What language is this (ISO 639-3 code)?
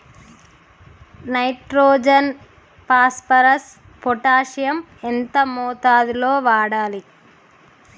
tel